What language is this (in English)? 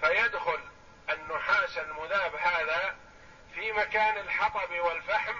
Arabic